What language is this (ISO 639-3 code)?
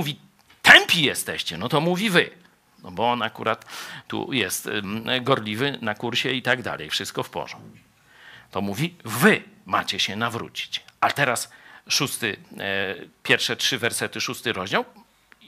pol